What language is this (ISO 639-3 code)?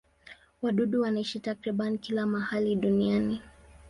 swa